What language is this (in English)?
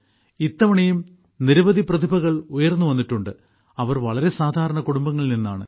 Malayalam